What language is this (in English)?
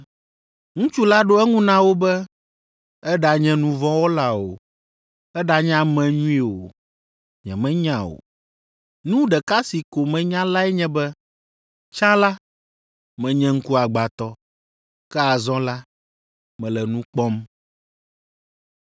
Ewe